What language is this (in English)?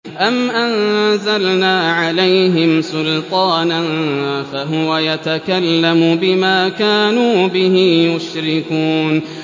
Arabic